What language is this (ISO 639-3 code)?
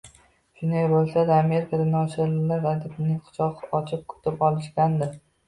uzb